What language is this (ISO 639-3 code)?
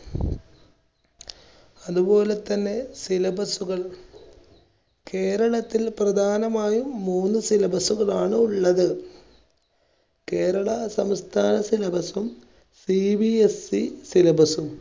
mal